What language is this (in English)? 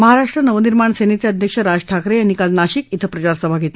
Marathi